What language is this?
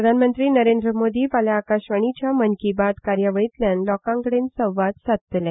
Konkani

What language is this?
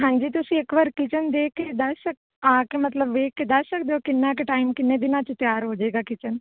Punjabi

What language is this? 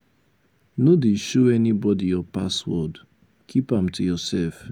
Nigerian Pidgin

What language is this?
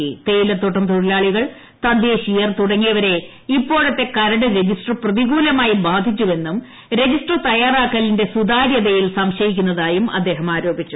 Malayalam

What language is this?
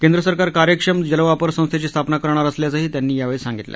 Marathi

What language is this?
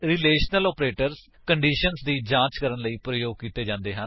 Punjabi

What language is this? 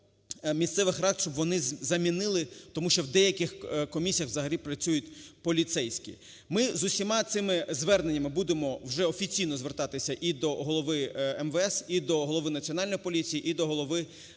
Ukrainian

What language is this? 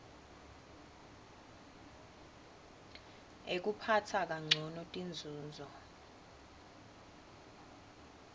Swati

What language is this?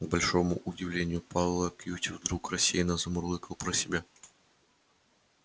Russian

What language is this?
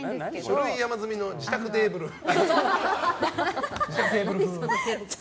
Japanese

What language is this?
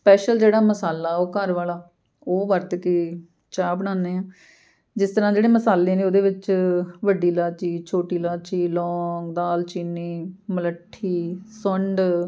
Punjabi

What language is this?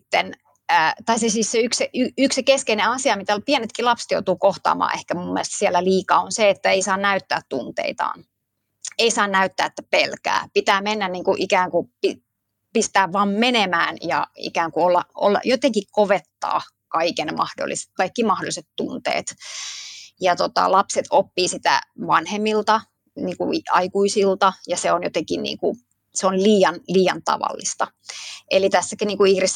Finnish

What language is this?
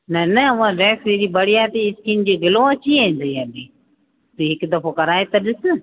Sindhi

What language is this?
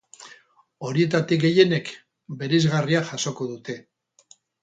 Basque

